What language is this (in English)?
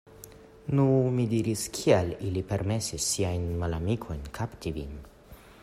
Esperanto